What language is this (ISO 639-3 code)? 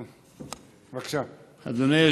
heb